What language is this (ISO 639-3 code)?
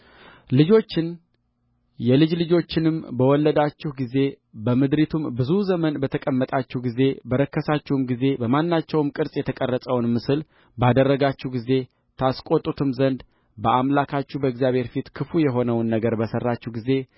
amh